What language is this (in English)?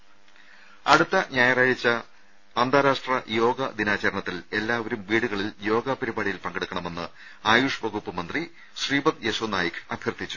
Malayalam